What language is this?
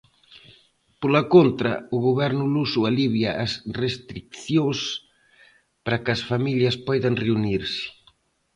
Galician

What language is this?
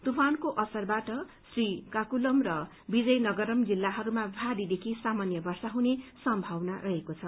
Nepali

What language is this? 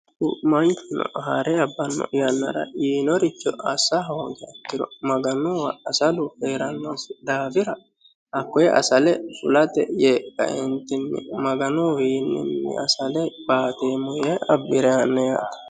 Sidamo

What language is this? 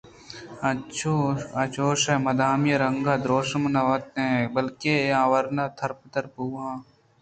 Eastern Balochi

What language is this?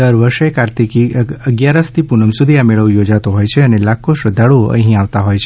Gujarati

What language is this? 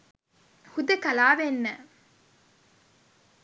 Sinhala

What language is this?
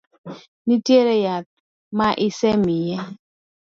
Luo (Kenya and Tanzania)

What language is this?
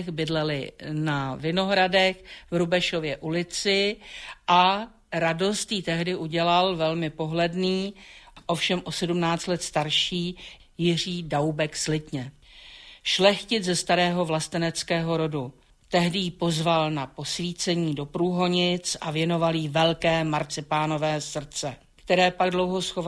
Czech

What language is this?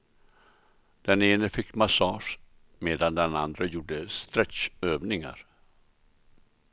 Swedish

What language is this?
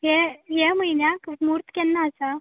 Konkani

